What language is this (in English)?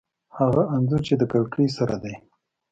Pashto